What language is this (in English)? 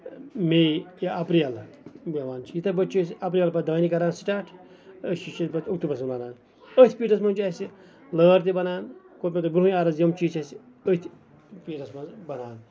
Kashmiri